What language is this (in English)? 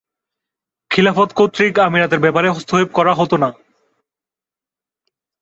Bangla